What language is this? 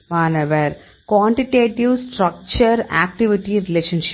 Tamil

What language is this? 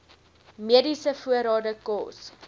Afrikaans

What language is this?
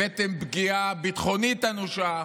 Hebrew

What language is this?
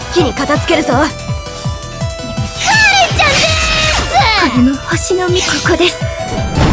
Japanese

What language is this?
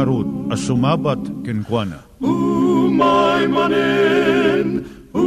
Filipino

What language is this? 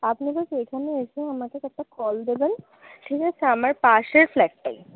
Bangla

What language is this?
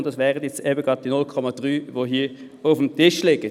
Swiss German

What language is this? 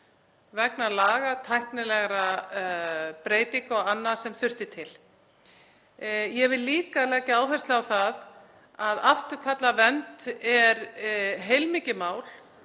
Icelandic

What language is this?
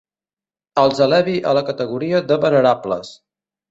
Catalan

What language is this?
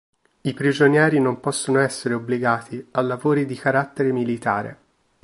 Italian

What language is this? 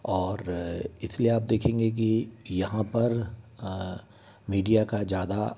Hindi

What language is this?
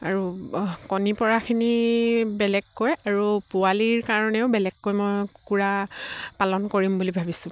Assamese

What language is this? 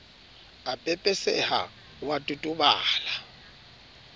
Southern Sotho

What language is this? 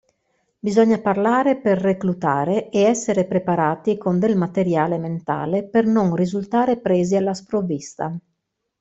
Italian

